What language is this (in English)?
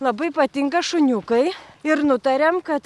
Lithuanian